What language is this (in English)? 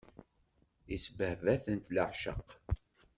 Kabyle